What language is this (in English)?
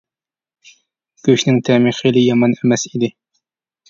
Uyghur